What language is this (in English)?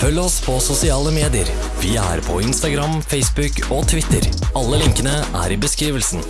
Dutch